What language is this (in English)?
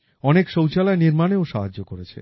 Bangla